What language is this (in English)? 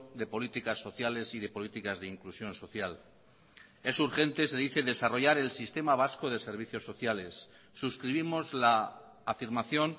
Spanish